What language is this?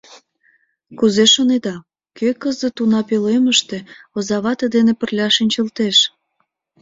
Mari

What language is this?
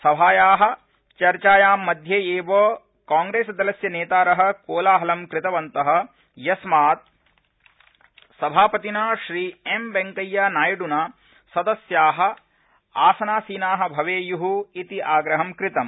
Sanskrit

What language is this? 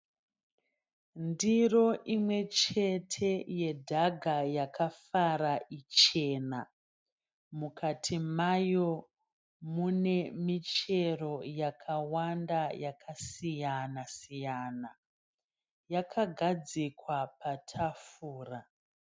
Shona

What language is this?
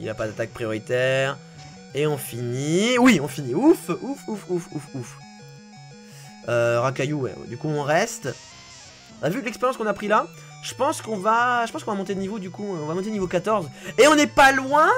French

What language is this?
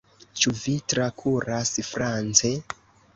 Esperanto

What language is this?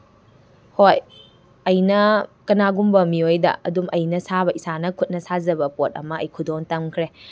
Manipuri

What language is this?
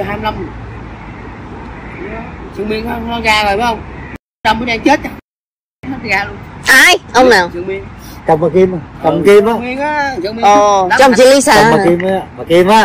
Vietnamese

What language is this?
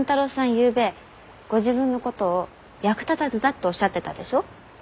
Japanese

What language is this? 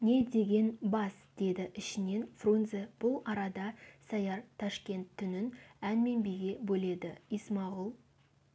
Kazakh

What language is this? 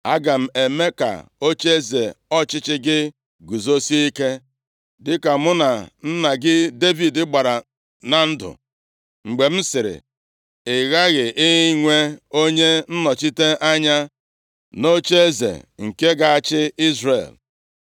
Igbo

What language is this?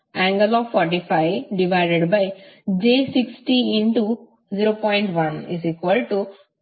Kannada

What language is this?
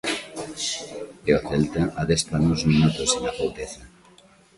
Galician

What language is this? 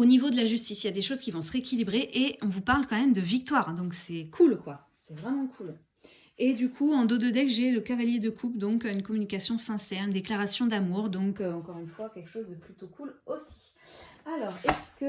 French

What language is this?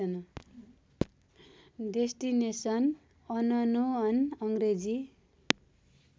Nepali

